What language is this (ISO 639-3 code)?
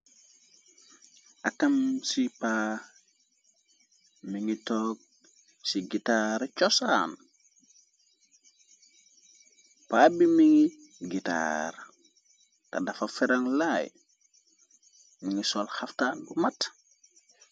wol